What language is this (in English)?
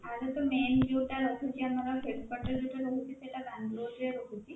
Odia